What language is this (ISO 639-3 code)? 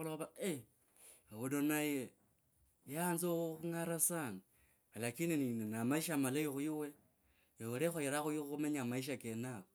lkb